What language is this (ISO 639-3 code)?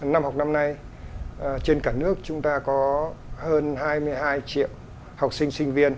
vie